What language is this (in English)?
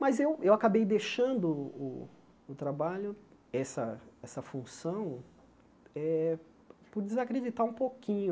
Portuguese